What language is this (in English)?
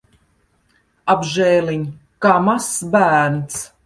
Latvian